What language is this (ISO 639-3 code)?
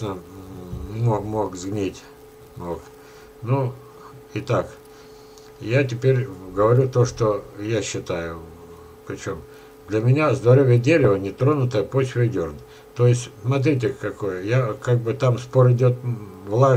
rus